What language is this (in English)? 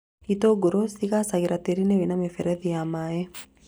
Kikuyu